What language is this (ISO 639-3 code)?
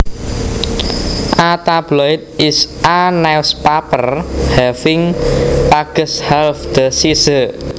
jav